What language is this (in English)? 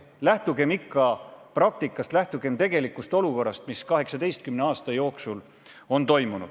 Estonian